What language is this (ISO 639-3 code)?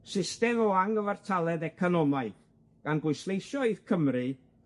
cym